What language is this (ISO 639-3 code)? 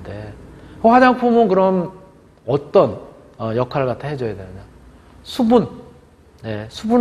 kor